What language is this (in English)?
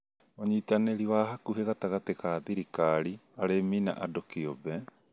Kikuyu